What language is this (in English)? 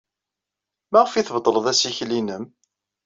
Kabyle